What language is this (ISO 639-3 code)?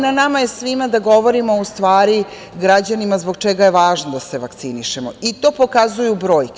srp